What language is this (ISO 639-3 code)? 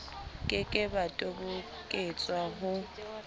sot